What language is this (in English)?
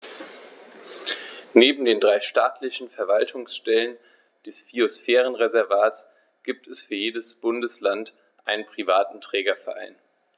German